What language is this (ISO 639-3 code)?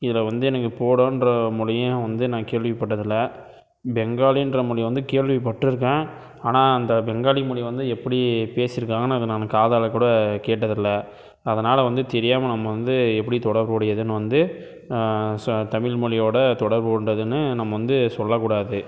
tam